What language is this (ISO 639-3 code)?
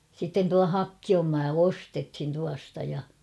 fin